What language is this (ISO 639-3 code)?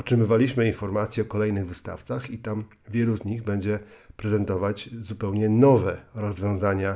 pol